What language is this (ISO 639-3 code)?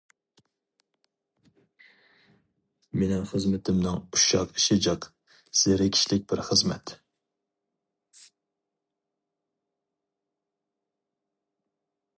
uig